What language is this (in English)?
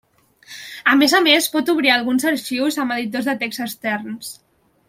Catalan